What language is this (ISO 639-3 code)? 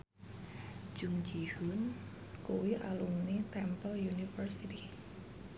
jav